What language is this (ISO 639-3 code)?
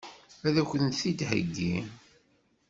kab